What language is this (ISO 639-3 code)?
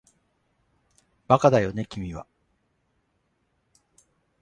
jpn